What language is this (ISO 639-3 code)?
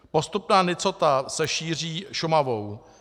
ces